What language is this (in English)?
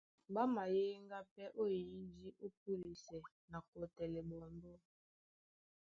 Duala